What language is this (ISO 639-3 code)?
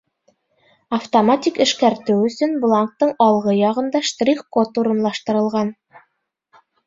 bak